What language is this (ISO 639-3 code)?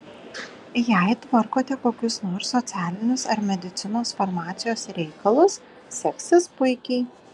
lit